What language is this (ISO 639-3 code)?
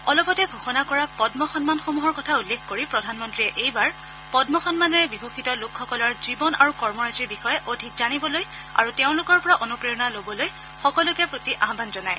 asm